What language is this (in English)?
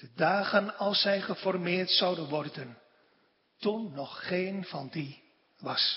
Dutch